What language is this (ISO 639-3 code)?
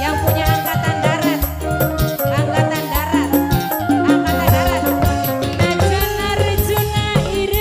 ind